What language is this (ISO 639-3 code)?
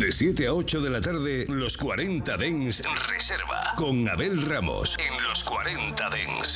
spa